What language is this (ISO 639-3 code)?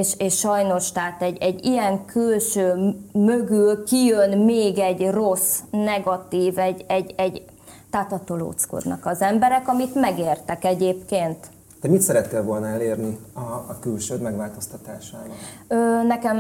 hun